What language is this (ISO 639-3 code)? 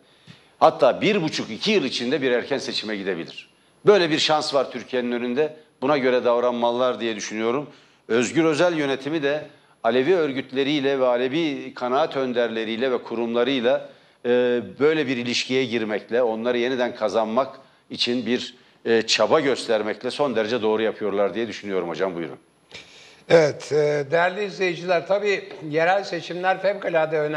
tur